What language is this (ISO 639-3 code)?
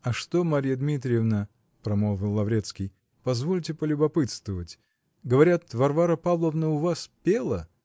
rus